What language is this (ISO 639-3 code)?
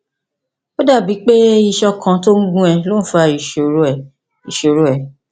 yor